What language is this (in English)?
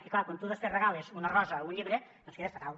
Catalan